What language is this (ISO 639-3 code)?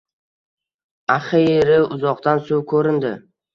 uzb